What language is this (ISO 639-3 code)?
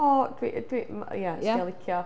cym